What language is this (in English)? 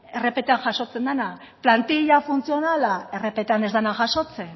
Basque